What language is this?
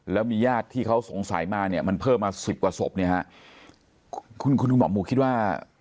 Thai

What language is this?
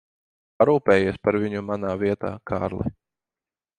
Latvian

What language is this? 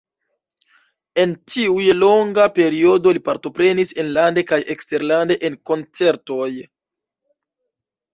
Esperanto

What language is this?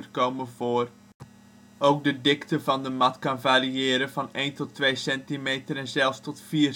Dutch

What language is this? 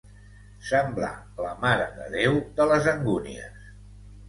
Catalan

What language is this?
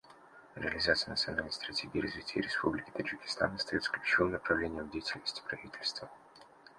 Russian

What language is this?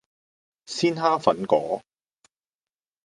Cantonese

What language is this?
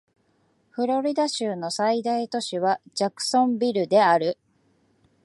Japanese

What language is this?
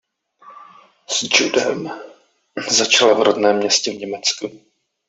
Czech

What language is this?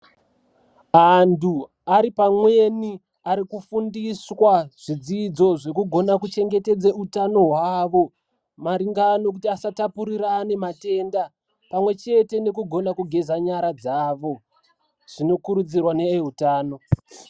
Ndau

